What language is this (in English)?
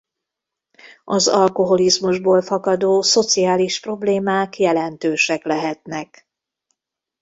Hungarian